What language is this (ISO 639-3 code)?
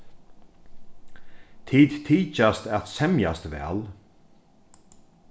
fao